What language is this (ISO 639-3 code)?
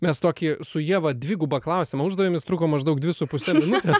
lit